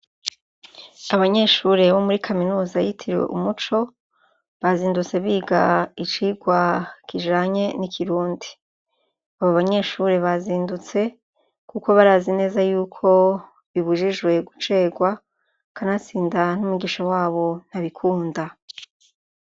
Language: Rundi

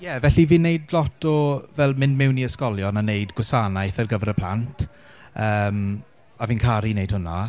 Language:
Welsh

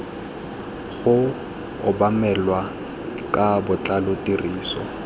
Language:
Tswana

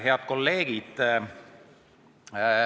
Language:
Estonian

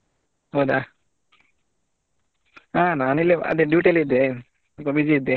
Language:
Kannada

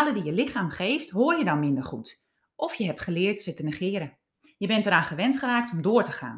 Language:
Dutch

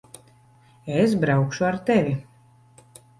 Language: Latvian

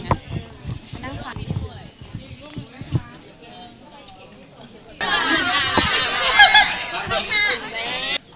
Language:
Thai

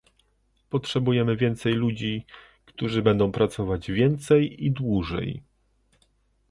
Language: Polish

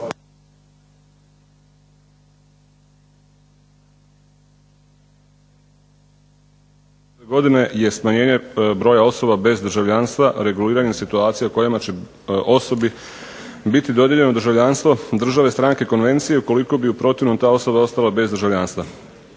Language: Croatian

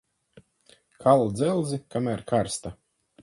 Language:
Latvian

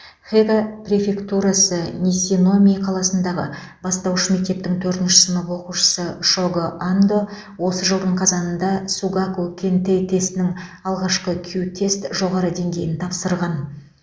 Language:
Kazakh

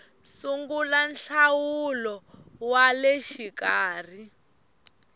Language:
Tsonga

